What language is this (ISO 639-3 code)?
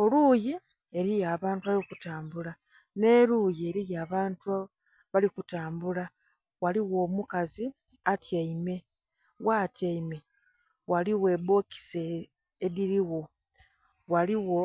xog